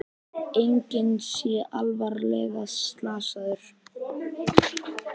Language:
Icelandic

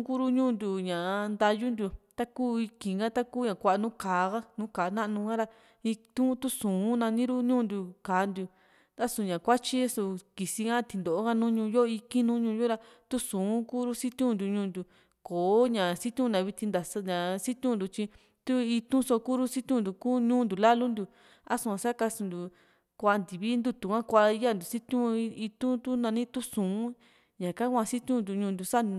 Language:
Juxtlahuaca Mixtec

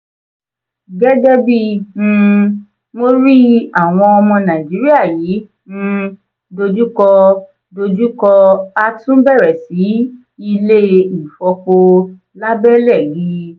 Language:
Yoruba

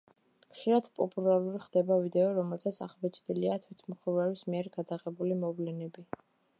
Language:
Georgian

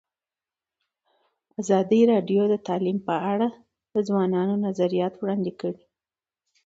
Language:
Pashto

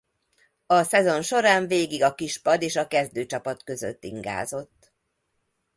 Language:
Hungarian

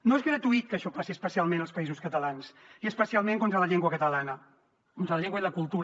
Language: Catalan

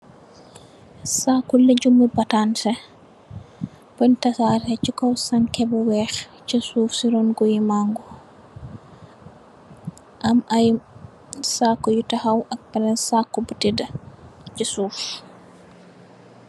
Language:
Wolof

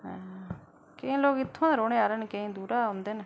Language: Dogri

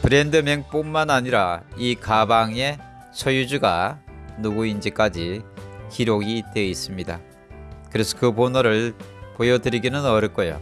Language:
Korean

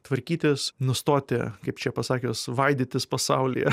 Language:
Lithuanian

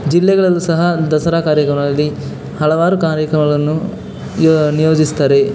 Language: Kannada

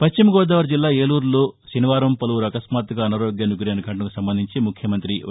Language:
Telugu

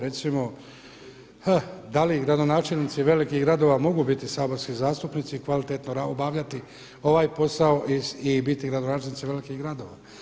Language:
Croatian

